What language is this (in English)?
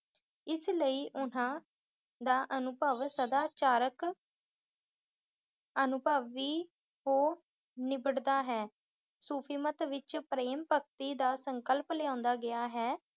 Punjabi